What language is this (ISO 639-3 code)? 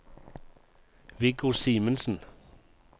nor